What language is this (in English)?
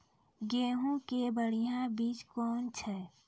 Maithili